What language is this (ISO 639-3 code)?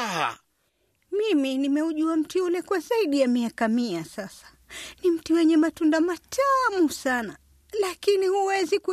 swa